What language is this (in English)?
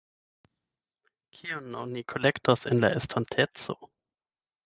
Esperanto